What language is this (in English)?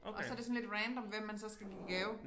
Danish